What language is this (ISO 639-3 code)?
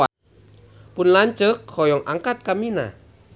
sun